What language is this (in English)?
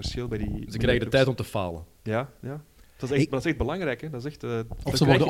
Dutch